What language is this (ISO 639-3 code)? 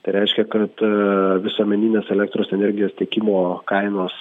lit